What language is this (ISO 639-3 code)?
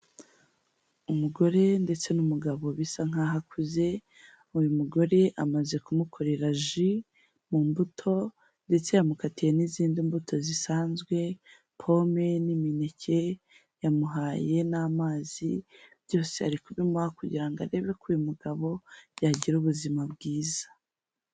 kin